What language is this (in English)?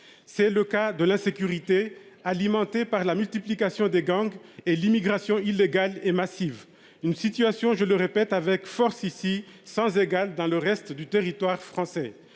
French